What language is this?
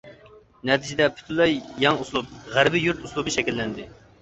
Uyghur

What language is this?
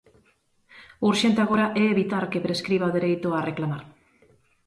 Galician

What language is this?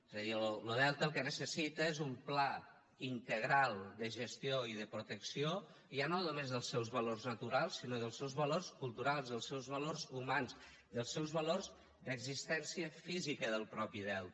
Catalan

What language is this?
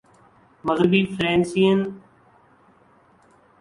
Urdu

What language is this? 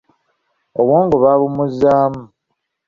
Ganda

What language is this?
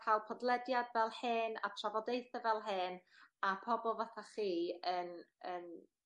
Welsh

